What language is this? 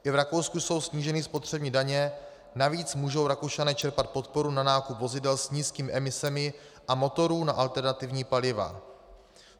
Czech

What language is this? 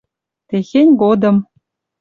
Western Mari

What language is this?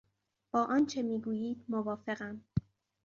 Persian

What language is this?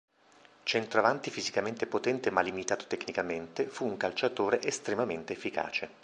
Italian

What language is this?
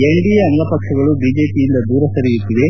Kannada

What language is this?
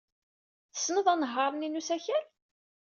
Kabyle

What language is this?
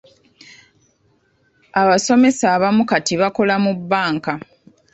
Ganda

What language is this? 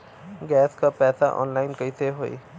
Bhojpuri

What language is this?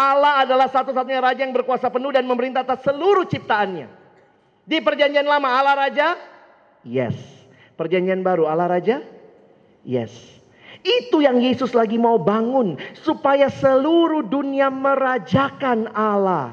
Indonesian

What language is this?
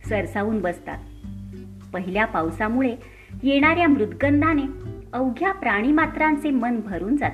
Marathi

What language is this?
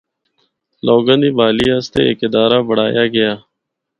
Northern Hindko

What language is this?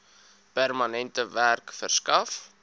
Afrikaans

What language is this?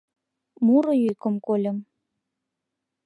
Mari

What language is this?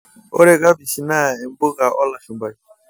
Masai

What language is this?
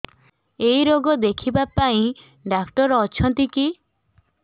Odia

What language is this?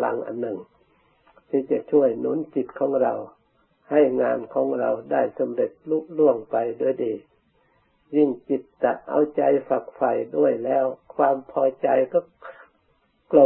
Thai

